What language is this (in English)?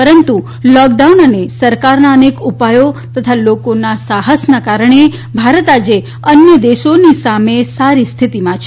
Gujarati